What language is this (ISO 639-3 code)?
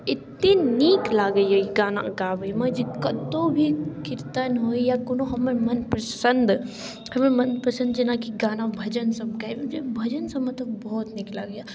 mai